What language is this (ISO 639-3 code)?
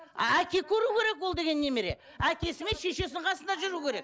kaz